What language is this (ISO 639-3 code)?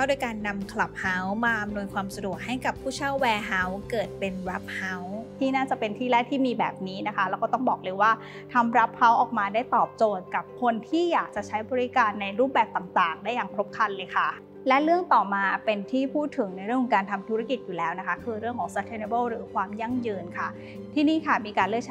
tha